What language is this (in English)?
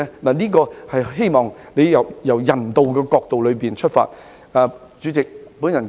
Cantonese